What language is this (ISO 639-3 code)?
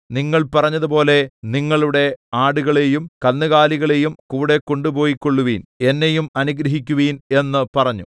mal